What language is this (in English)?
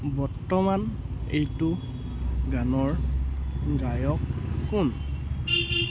Assamese